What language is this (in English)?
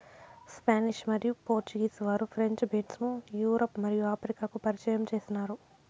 Telugu